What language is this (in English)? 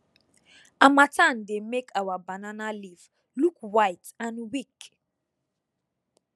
Nigerian Pidgin